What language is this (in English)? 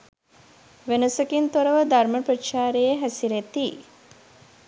Sinhala